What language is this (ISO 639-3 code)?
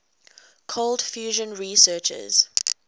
eng